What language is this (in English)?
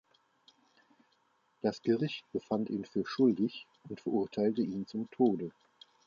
German